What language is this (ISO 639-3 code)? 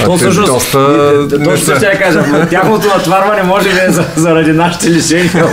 bul